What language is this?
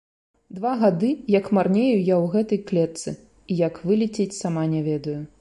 Belarusian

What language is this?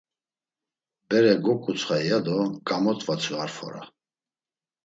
Laz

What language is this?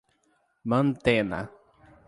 Portuguese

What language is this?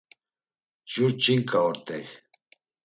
Laz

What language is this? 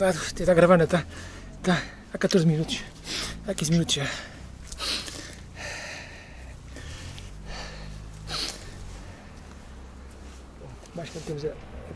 Portuguese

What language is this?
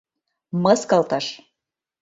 Mari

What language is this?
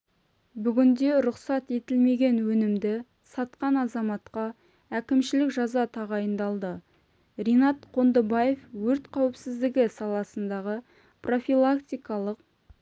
Kazakh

